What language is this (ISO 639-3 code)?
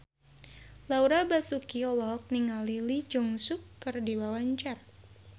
sun